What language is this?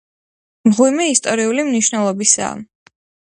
Georgian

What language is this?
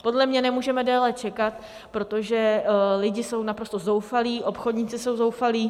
Czech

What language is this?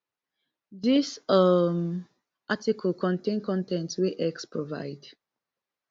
Nigerian Pidgin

